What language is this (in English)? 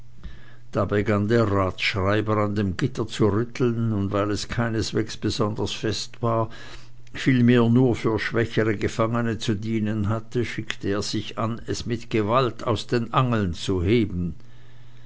German